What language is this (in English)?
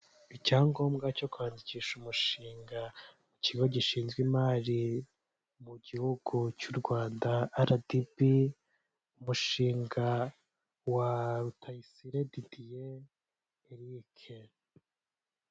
Kinyarwanda